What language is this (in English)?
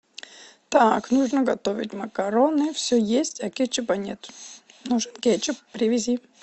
Russian